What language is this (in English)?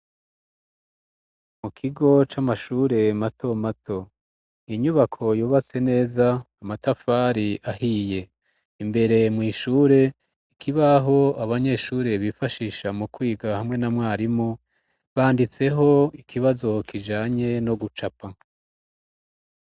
Rundi